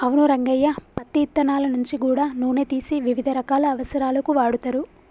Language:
Telugu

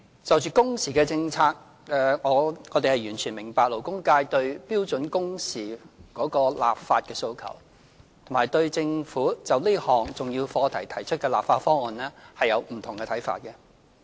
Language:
Cantonese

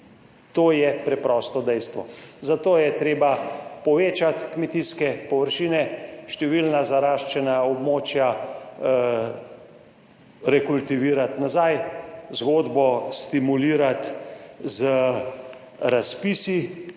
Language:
Slovenian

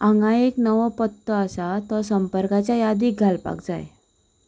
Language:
Konkani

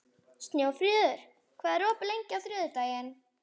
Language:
Icelandic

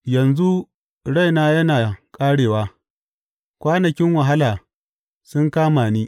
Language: Hausa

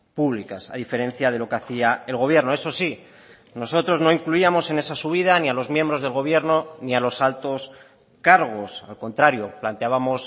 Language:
Spanish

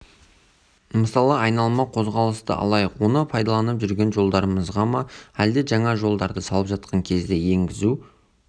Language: Kazakh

